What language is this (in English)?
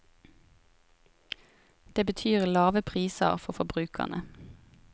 Norwegian